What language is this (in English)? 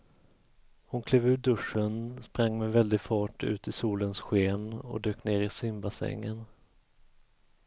Swedish